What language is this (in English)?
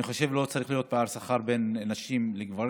Hebrew